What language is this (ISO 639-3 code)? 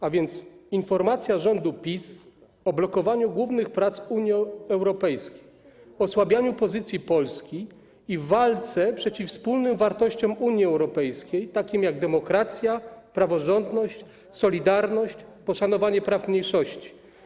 pol